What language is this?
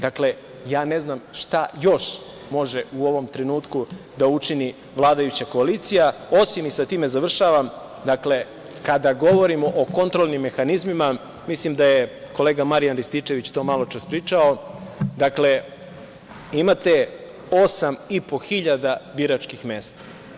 Serbian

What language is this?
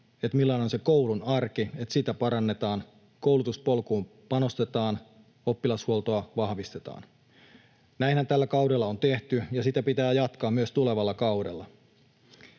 Finnish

